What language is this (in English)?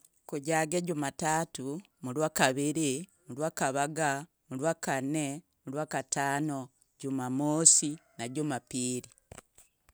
Logooli